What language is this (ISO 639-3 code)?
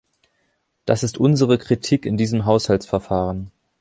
deu